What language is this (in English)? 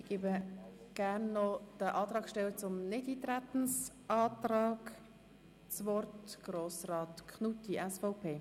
Swiss German